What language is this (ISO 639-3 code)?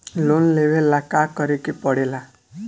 bho